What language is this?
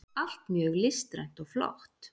Icelandic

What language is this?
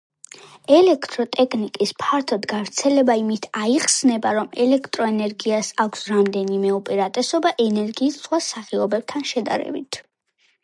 Georgian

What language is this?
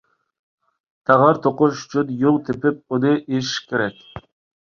Uyghur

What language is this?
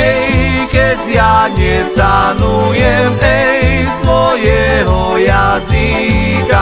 Slovak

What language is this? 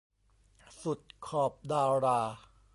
Thai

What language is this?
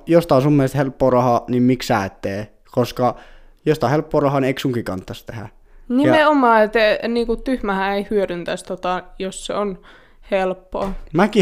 Finnish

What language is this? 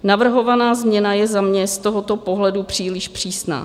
Czech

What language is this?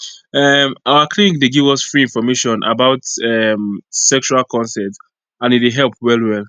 Nigerian Pidgin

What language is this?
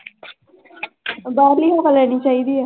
Punjabi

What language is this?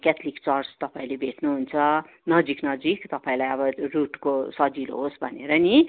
Nepali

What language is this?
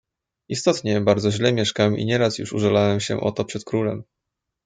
Polish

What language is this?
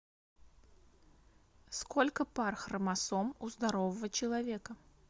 Russian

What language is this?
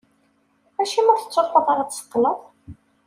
Kabyle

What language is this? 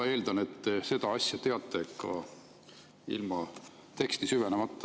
Estonian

